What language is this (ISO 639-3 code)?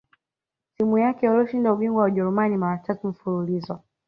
swa